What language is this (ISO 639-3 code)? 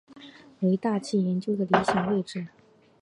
zho